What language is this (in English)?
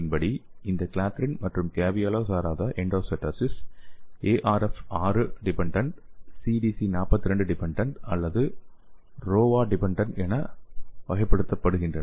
Tamil